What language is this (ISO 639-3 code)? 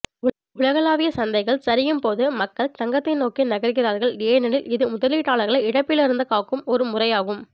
tam